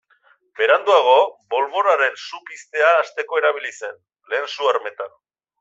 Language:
Basque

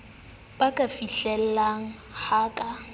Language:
Southern Sotho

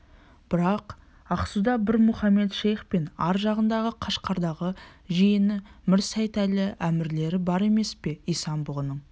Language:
Kazakh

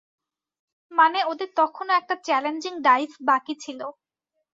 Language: Bangla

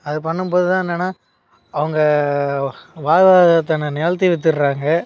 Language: Tamil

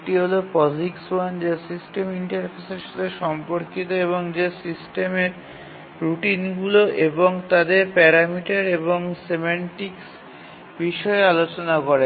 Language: Bangla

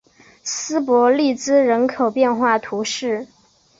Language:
Chinese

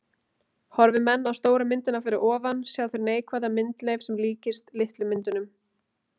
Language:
Icelandic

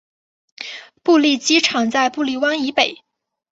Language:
Chinese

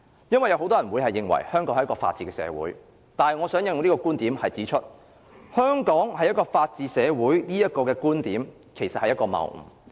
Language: Cantonese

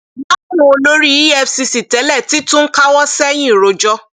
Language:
Yoruba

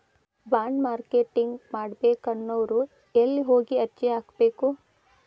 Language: Kannada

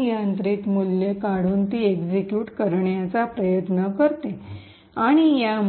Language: Marathi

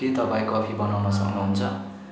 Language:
Nepali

